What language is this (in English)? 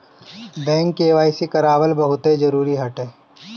Bhojpuri